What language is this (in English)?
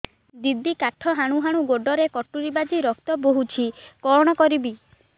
Odia